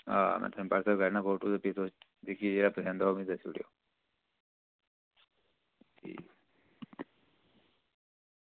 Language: Dogri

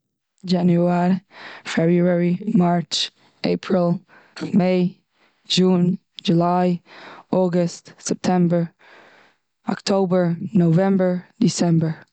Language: Yiddish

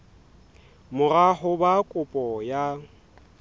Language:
Southern Sotho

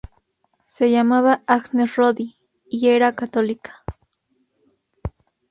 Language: Spanish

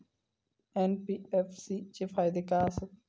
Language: Marathi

